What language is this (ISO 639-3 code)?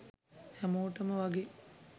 sin